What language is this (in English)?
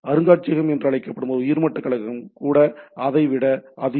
Tamil